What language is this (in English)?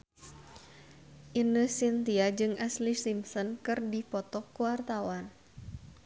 Sundanese